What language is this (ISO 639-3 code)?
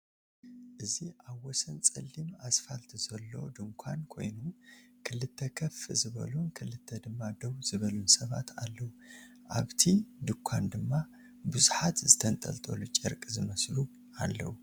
tir